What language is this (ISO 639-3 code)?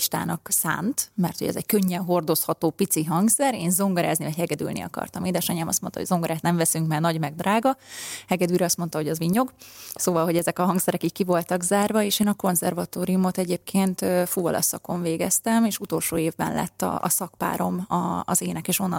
hun